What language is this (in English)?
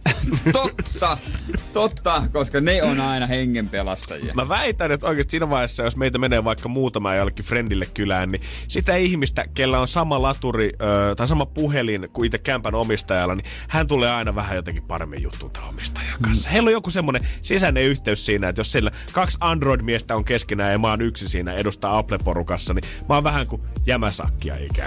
Finnish